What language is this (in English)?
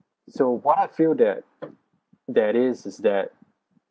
English